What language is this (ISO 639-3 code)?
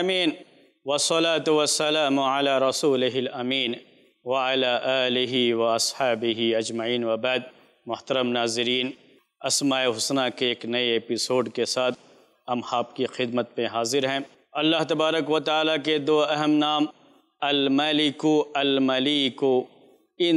ara